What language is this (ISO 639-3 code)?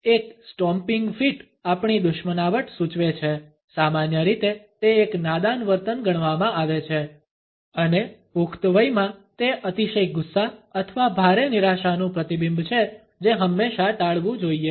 guj